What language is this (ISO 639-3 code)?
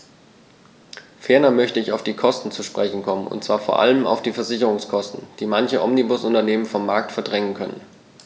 deu